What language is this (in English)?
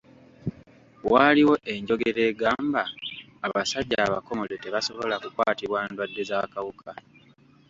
Ganda